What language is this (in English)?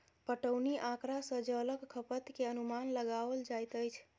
Maithili